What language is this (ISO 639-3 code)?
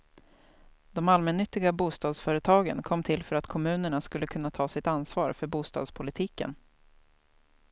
swe